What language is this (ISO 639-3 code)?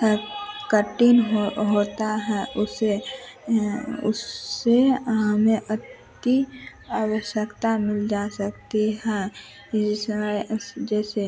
hin